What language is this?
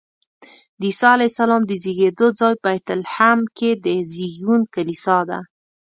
Pashto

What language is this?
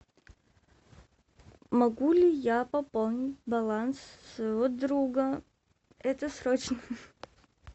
Russian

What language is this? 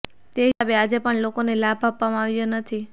Gujarati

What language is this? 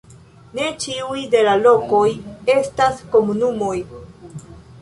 Esperanto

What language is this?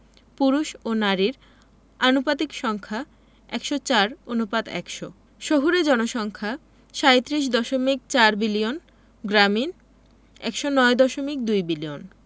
Bangla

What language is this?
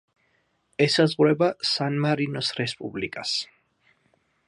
Georgian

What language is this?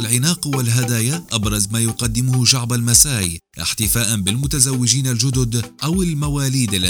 Arabic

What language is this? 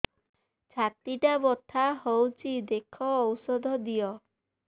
Odia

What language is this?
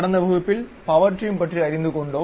Tamil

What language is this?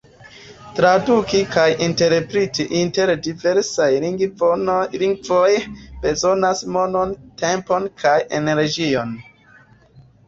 Esperanto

